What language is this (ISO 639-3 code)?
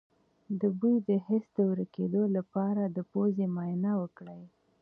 pus